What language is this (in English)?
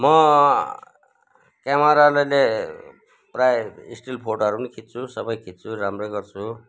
Nepali